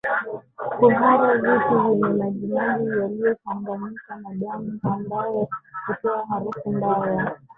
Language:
Swahili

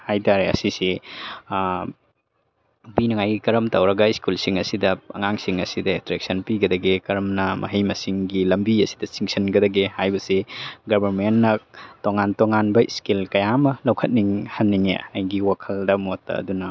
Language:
Manipuri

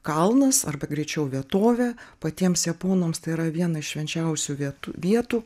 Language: Lithuanian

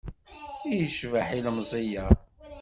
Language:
Kabyle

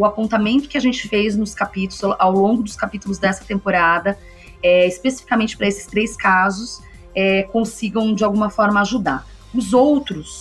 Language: Portuguese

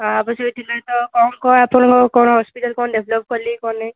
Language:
Odia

